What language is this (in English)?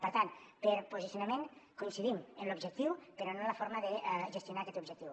Catalan